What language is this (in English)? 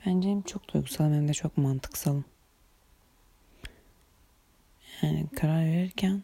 Turkish